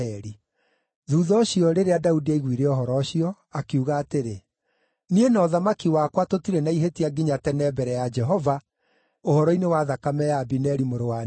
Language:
Kikuyu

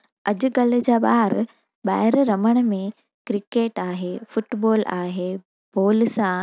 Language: Sindhi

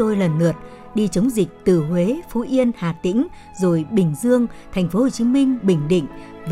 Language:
Vietnamese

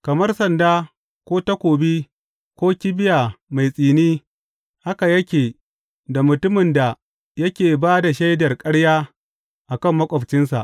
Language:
Hausa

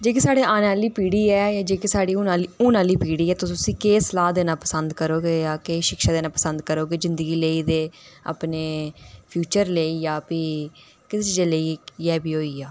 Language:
Dogri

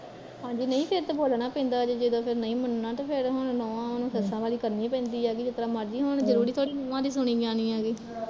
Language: Punjabi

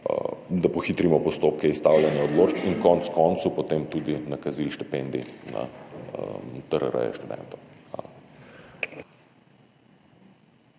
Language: Slovenian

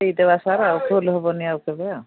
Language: Odia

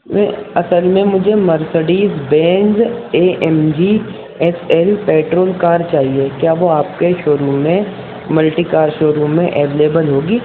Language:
Urdu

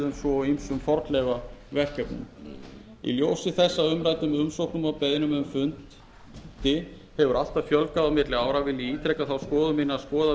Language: Icelandic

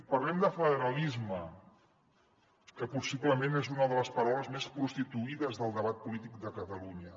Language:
Catalan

